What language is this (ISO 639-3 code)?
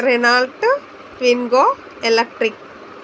tel